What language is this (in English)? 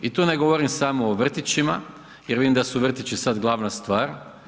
Croatian